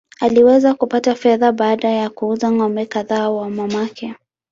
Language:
Swahili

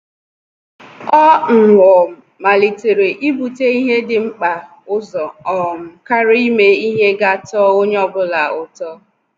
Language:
Igbo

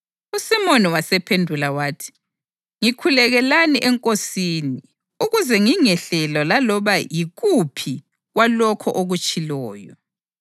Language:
North Ndebele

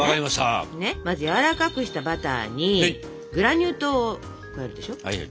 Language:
Japanese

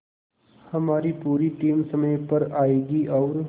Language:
Hindi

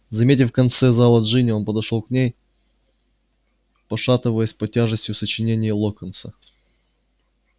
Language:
Russian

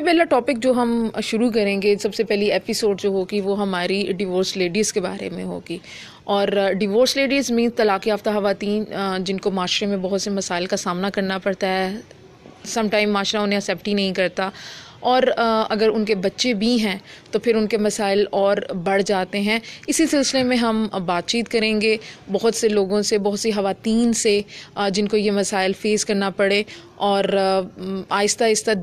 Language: Urdu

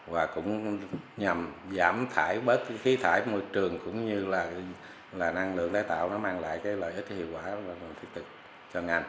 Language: Vietnamese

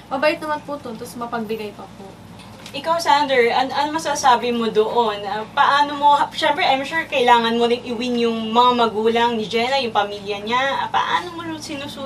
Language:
Filipino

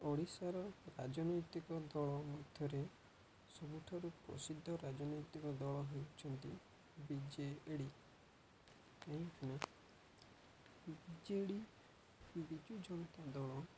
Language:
Odia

